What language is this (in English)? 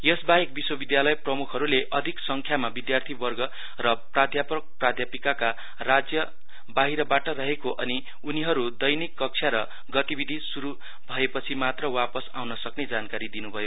Nepali